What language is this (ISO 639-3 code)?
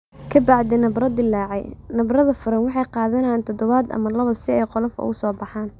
som